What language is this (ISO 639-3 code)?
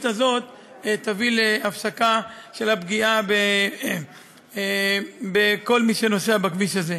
heb